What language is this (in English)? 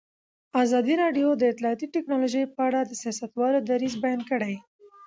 Pashto